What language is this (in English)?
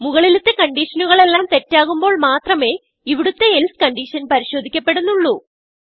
Malayalam